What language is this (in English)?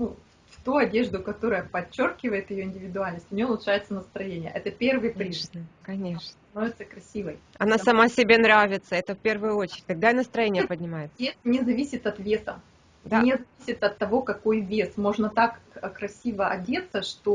Russian